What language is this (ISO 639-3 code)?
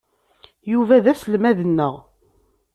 kab